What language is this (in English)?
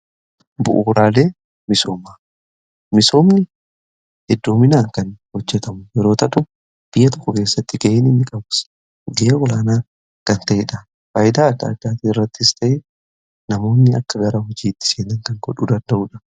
Oromo